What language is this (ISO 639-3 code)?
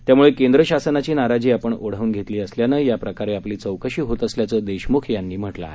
mar